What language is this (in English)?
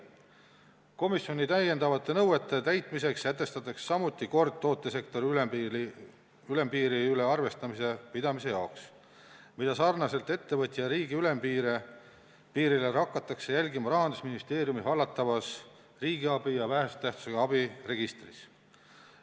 Estonian